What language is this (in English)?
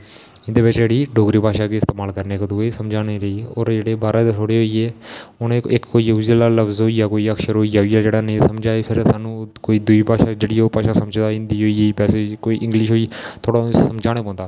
Dogri